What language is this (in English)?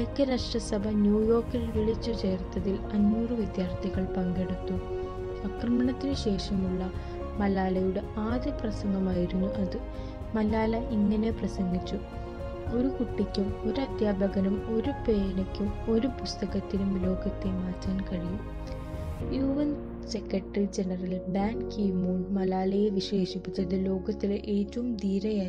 Malayalam